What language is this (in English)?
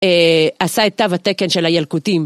Hebrew